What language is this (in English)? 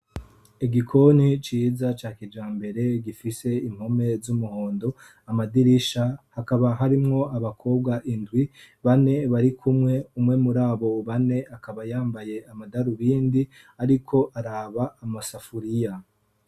Rundi